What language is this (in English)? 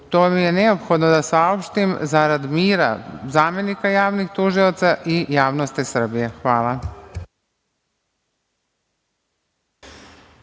Serbian